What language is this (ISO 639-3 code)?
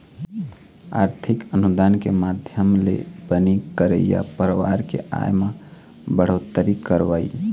hne